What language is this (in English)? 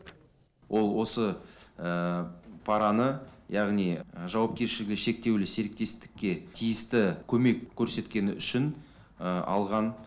Kazakh